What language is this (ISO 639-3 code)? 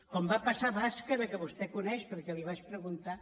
cat